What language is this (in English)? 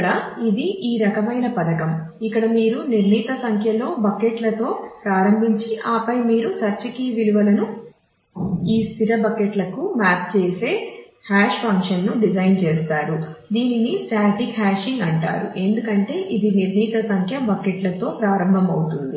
Telugu